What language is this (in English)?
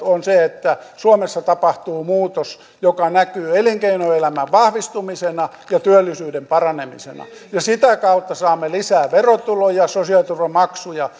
Finnish